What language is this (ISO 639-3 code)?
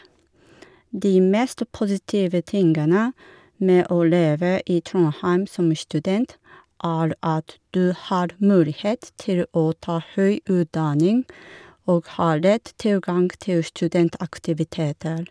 nor